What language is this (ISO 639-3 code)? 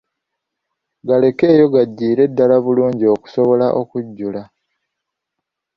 lug